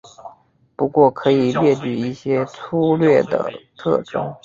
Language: Chinese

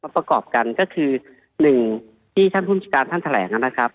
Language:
Thai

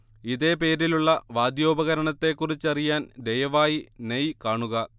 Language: Malayalam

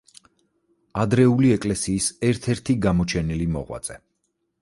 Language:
Georgian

